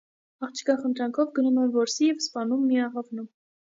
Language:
Armenian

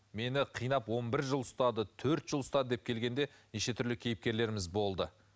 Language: Kazakh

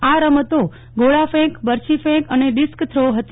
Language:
Gujarati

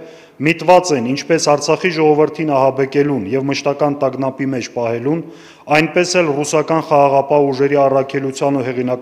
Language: Turkish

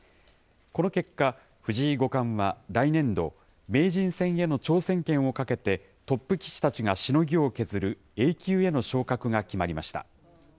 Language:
Japanese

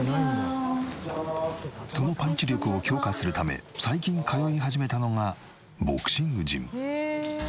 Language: Japanese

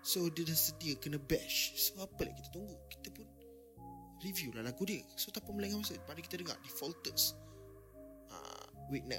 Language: Malay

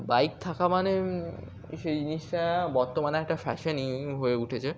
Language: Bangla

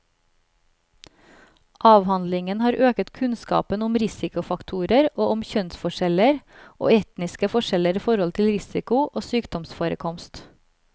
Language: Norwegian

